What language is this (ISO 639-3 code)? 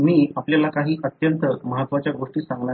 mar